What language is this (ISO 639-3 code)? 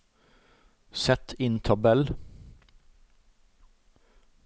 nor